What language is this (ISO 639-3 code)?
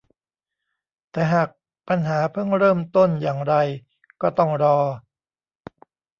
tha